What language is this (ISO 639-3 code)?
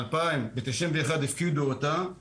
heb